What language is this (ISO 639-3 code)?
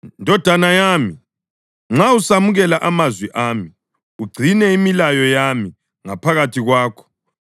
nde